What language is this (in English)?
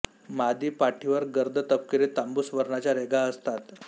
Marathi